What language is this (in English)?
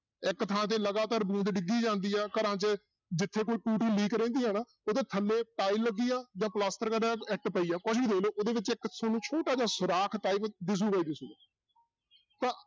Punjabi